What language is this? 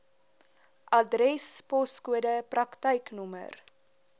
Afrikaans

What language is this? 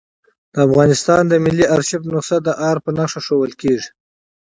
Pashto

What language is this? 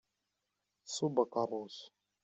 Kabyle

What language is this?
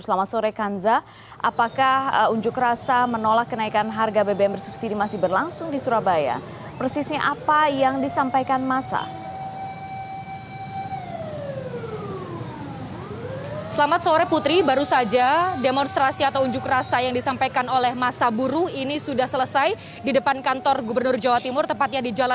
Indonesian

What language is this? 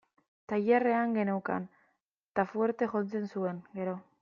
Basque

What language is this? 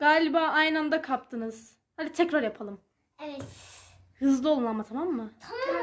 Turkish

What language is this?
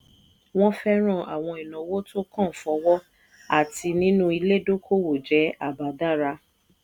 Yoruba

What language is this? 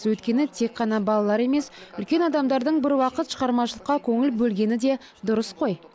Kazakh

